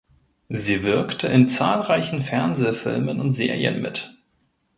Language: German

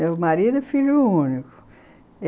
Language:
Portuguese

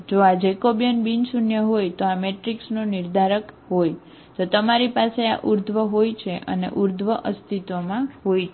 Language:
Gujarati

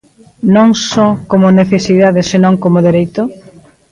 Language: Galician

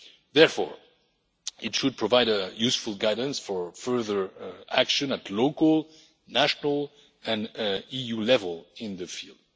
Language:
English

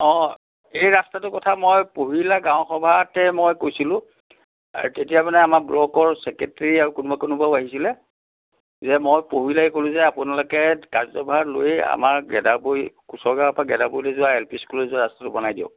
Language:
Assamese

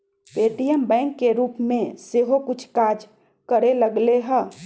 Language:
Magahi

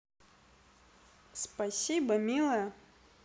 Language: Russian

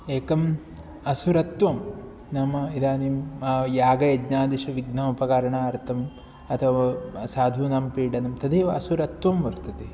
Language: Sanskrit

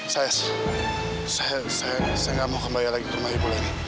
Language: Indonesian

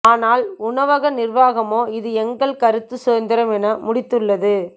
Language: Tamil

